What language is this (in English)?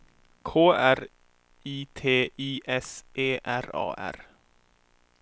Swedish